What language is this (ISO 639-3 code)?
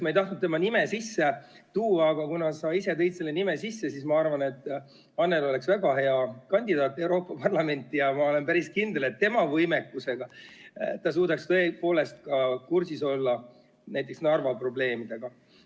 est